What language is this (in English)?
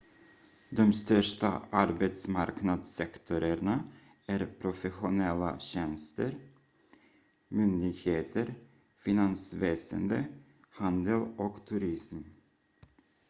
Swedish